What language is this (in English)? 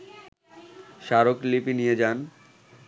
Bangla